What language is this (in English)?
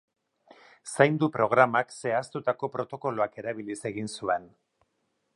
Basque